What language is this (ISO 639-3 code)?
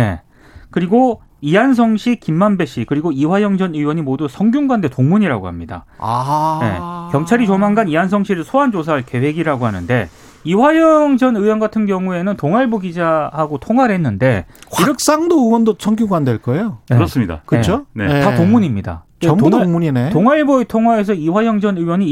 kor